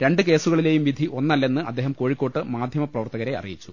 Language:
Malayalam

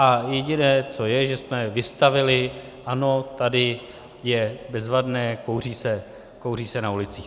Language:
Czech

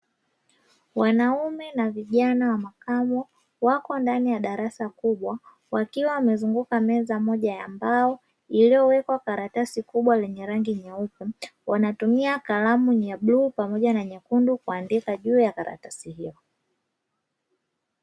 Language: Swahili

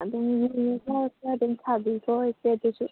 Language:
Manipuri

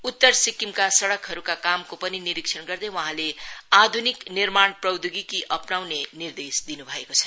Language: Nepali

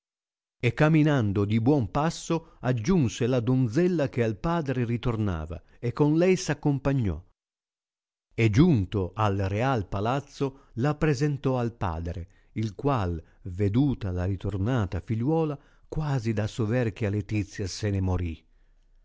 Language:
Italian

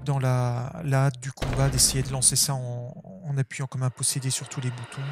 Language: French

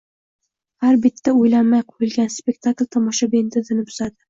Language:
Uzbek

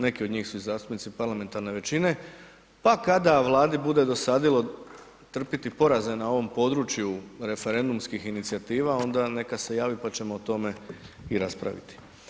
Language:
Croatian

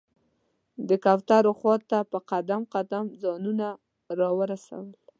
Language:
Pashto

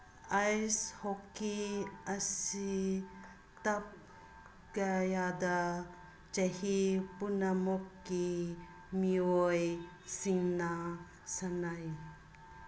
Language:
Manipuri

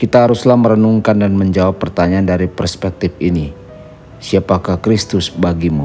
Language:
Indonesian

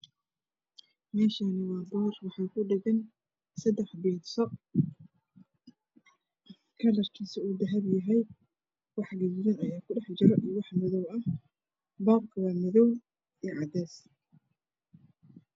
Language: Somali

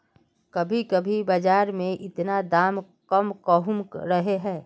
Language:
Magahi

